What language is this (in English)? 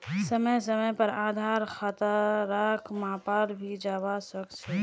Magahi